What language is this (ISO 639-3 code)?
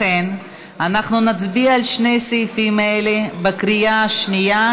heb